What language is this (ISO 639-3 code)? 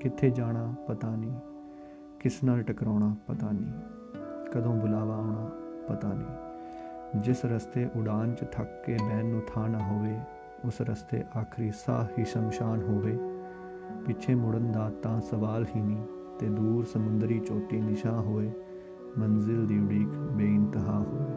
pan